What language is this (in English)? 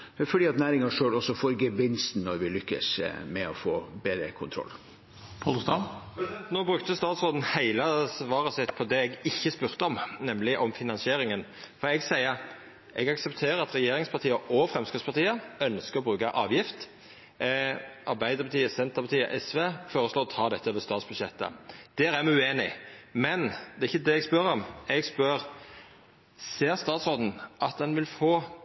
Norwegian